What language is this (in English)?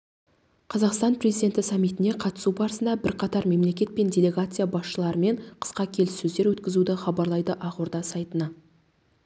Kazakh